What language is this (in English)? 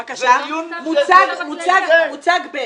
Hebrew